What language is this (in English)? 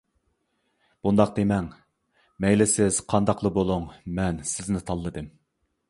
Uyghur